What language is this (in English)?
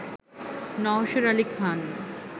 Bangla